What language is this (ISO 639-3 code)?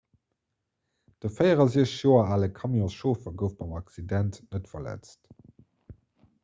ltz